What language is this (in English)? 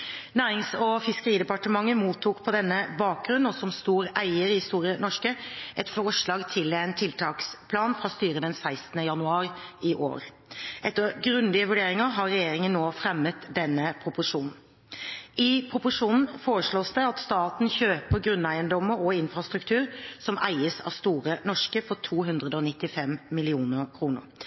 Norwegian Bokmål